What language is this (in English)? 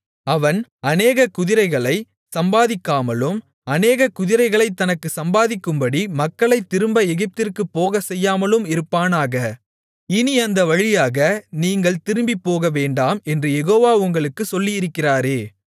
Tamil